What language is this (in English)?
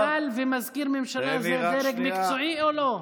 Hebrew